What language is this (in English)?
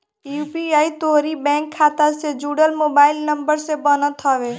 Bhojpuri